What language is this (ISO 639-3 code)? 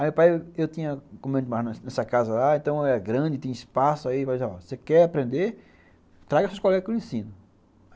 por